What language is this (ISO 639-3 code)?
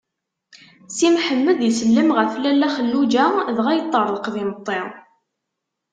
kab